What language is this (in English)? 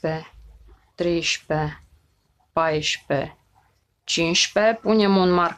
Romanian